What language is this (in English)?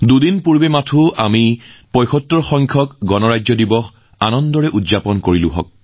Assamese